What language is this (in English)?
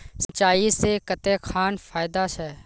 Magahi